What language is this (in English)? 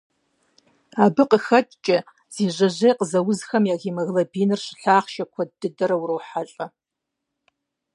Kabardian